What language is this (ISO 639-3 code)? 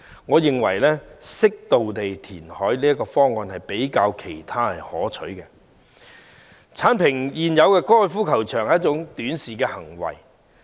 yue